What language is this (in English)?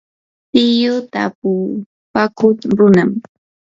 Yanahuanca Pasco Quechua